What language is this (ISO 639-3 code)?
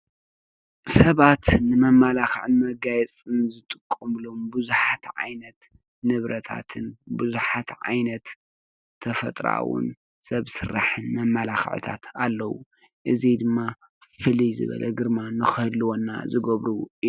tir